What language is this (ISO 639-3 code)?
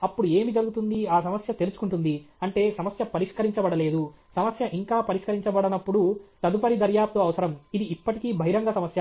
tel